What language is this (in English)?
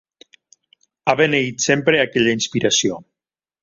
Catalan